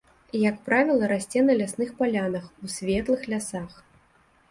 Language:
Belarusian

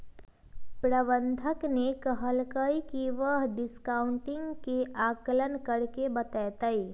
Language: Magahi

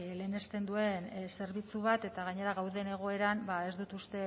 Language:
Basque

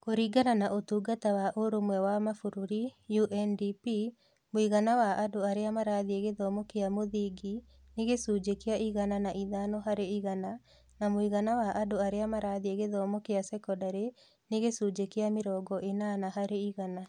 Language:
Kikuyu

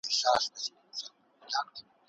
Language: Pashto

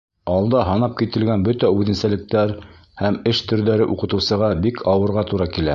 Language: Bashkir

